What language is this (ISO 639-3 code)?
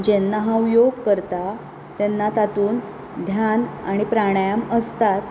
kok